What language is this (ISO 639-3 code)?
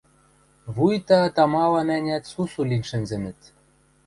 mrj